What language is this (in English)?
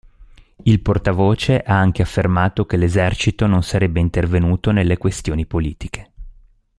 Italian